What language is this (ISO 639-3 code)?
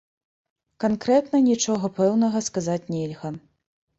bel